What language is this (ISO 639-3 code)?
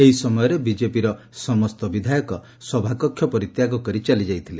ori